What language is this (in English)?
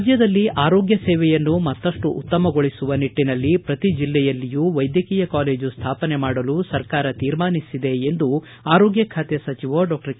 Kannada